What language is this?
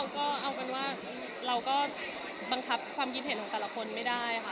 Thai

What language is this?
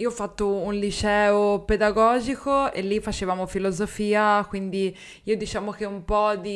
Italian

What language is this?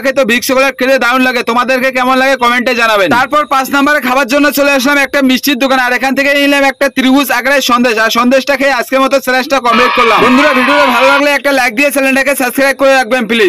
Turkish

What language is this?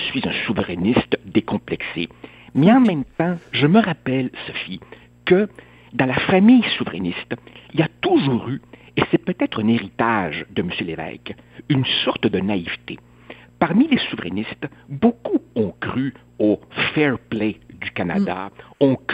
French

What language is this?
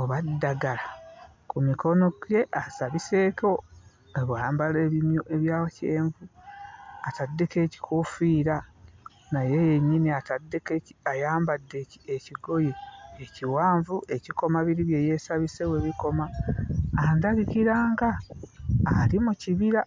Ganda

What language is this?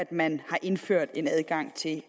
Danish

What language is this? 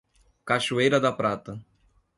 Portuguese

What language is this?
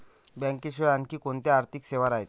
Marathi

